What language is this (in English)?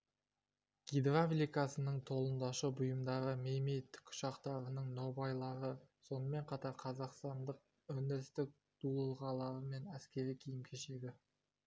Kazakh